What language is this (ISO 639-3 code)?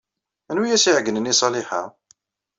kab